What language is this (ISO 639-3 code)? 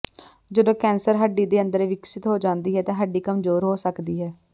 pan